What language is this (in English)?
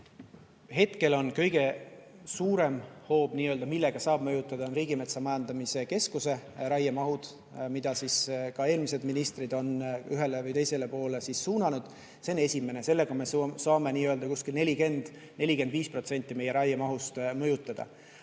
Estonian